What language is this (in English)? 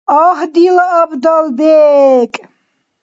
Dargwa